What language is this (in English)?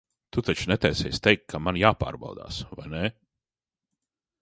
Latvian